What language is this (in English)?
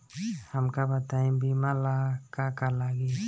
Bhojpuri